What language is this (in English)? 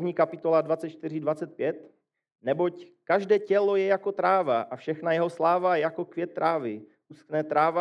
Czech